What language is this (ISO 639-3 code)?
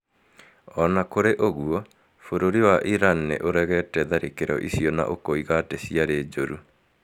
kik